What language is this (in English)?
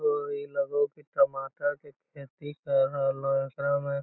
Magahi